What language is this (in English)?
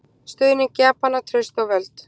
Icelandic